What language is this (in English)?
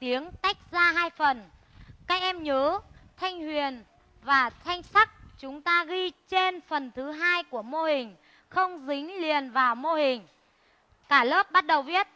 Vietnamese